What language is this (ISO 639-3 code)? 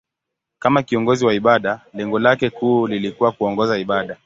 swa